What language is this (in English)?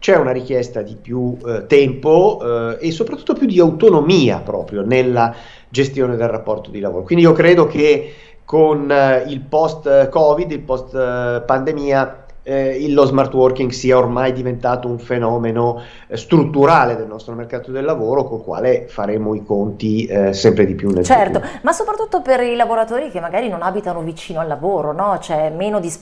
Italian